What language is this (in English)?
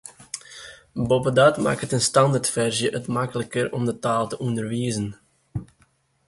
Western Frisian